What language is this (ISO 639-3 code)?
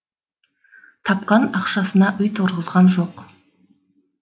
kaz